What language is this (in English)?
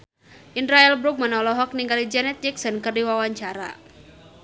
Sundanese